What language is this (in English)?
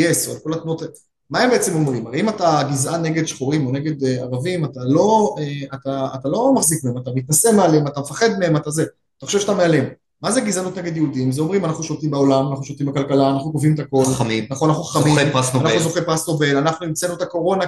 Hebrew